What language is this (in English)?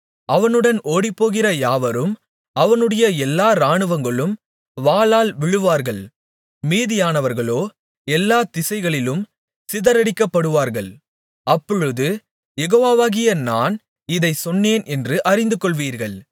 Tamil